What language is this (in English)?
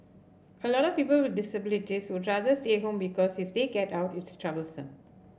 English